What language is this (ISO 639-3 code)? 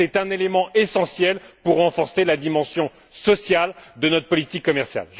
fra